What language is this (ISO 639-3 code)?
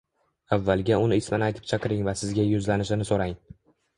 uzb